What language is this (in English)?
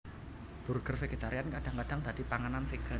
Javanese